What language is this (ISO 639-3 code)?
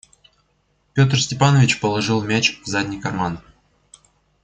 rus